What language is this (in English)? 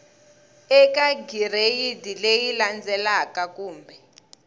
Tsonga